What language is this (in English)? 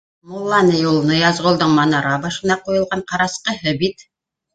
Bashkir